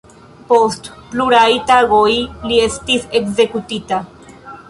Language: Esperanto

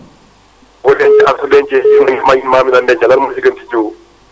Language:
Wolof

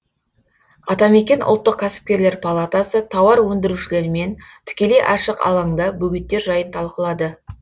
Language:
Kazakh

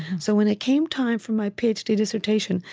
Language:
English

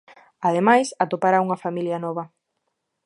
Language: Galician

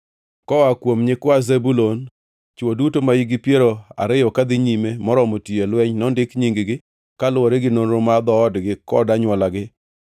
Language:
Luo (Kenya and Tanzania)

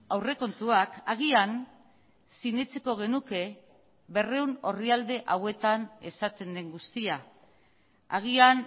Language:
Basque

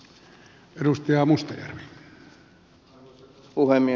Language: Finnish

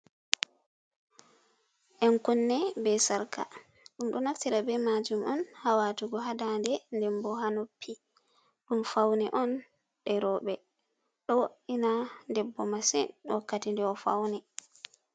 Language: Fula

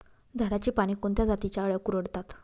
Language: Marathi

